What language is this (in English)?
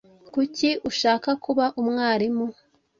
Kinyarwanda